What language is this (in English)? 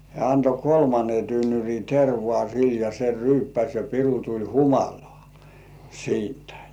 Finnish